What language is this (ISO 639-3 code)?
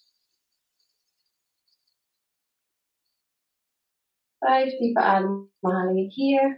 nld